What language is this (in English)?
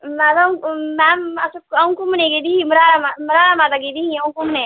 Dogri